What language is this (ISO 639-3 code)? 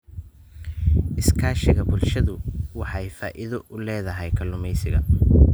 som